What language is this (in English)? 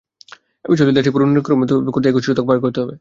Bangla